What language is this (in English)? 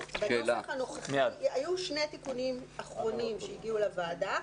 Hebrew